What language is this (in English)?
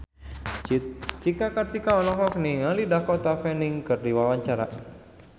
Sundanese